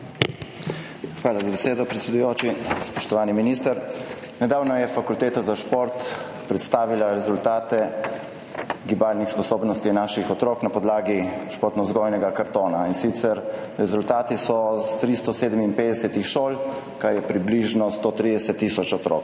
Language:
Slovenian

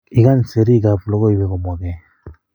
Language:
Kalenjin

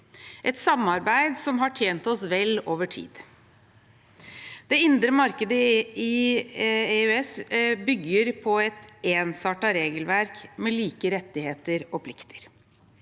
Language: Norwegian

